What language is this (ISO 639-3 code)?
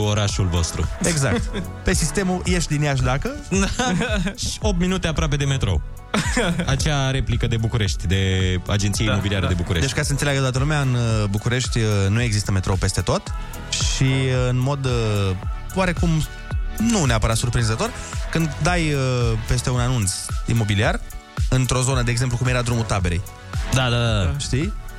ron